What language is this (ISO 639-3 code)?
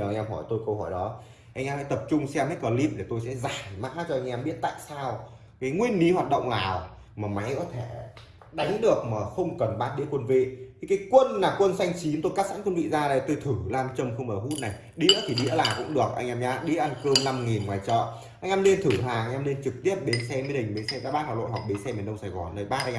vie